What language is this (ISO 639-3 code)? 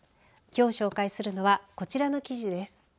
jpn